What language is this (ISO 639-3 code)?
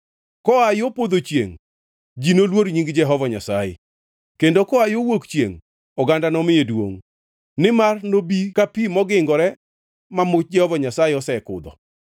luo